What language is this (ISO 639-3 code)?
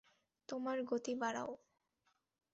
ben